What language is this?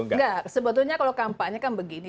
Indonesian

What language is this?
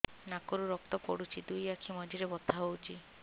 Odia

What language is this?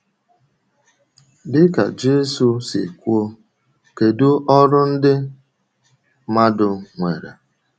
Igbo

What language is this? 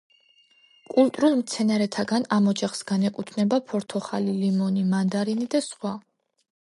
Georgian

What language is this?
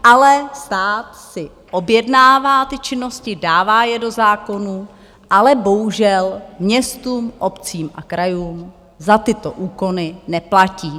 Czech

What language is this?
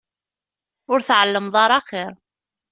Kabyle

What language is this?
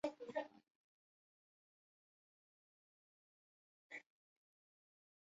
Chinese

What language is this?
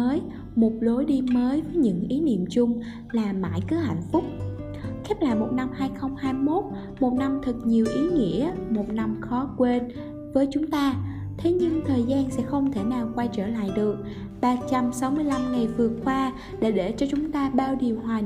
Vietnamese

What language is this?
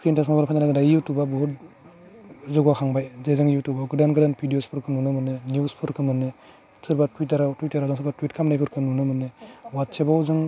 Bodo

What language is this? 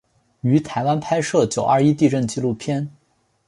Chinese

